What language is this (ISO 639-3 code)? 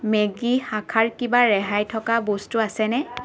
asm